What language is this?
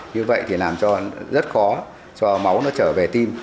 Vietnamese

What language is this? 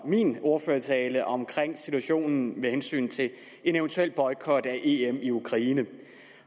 Danish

